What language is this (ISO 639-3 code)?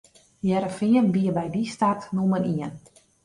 fry